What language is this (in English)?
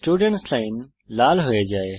Bangla